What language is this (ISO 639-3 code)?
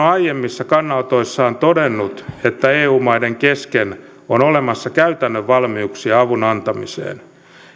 fin